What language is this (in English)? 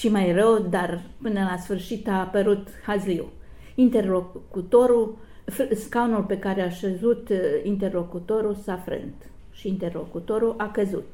Romanian